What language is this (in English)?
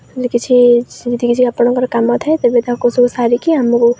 Odia